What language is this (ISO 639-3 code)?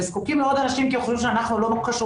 heb